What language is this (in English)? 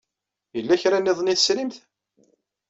Kabyle